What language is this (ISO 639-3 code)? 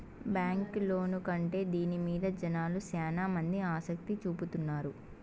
tel